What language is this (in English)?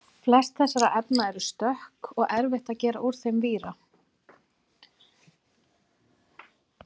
Icelandic